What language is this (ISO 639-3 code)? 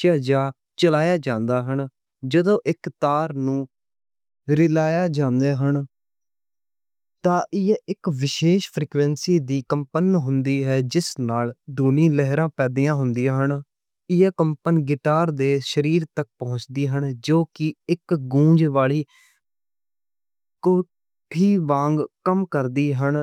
lah